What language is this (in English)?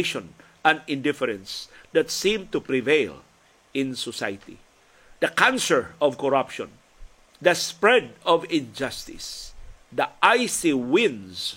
Filipino